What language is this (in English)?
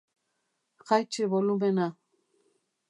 Basque